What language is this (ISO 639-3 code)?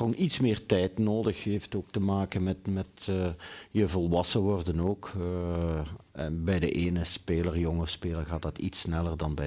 nld